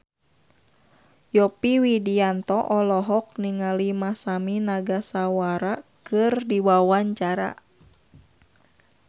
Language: Sundanese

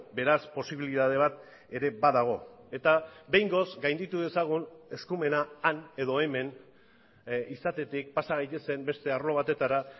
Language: Basque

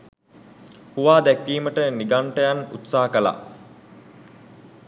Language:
Sinhala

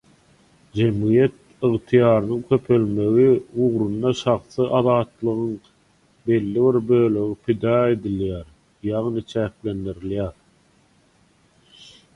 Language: Turkmen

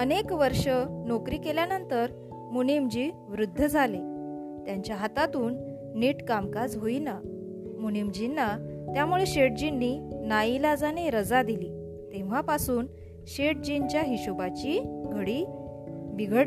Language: Marathi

